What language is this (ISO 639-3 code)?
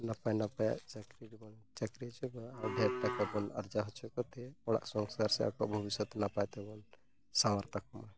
sat